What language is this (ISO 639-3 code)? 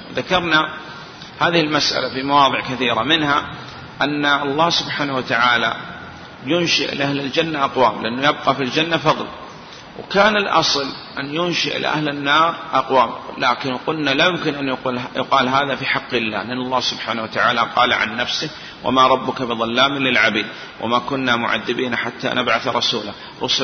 ara